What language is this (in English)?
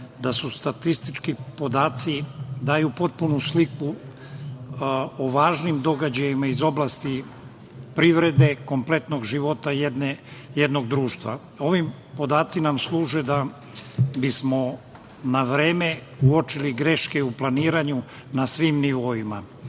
Serbian